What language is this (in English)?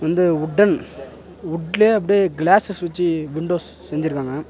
Tamil